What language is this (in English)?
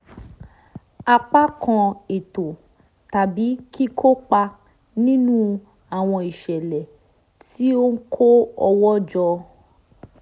Yoruba